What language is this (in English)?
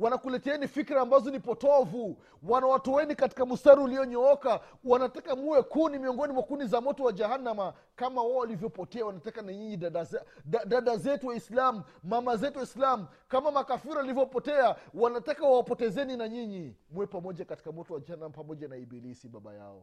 Swahili